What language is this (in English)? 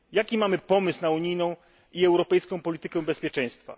Polish